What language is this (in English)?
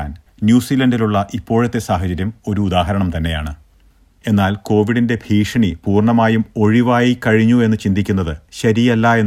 Malayalam